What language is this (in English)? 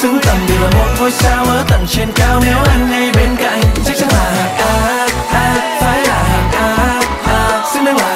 Vietnamese